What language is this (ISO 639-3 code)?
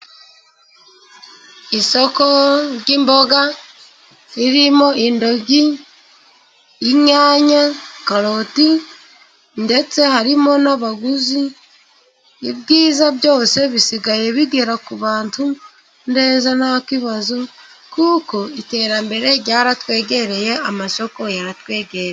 kin